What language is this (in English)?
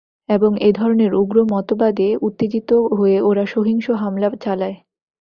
Bangla